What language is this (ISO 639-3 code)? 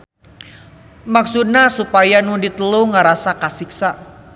sun